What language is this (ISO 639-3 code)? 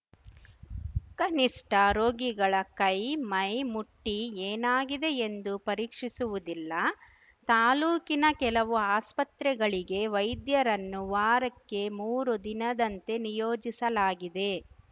kan